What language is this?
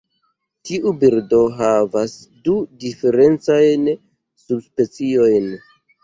Esperanto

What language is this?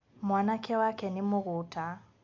Kikuyu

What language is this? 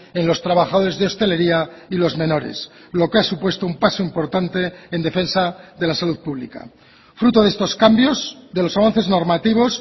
Spanish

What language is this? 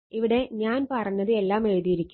Malayalam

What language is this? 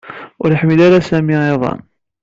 Kabyle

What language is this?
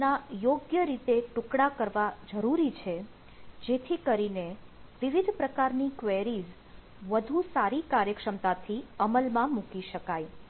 Gujarati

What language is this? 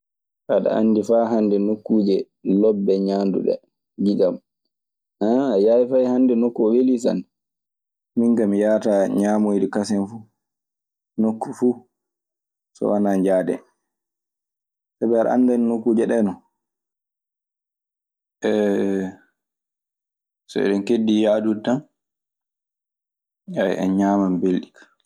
Maasina Fulfulde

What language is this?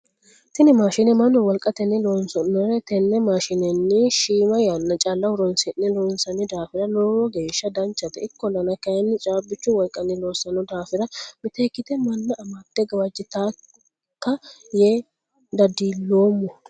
Sidamo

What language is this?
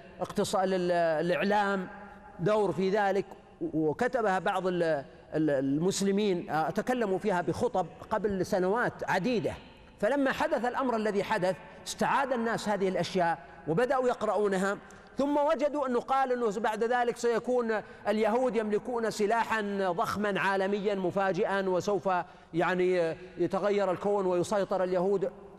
Arabic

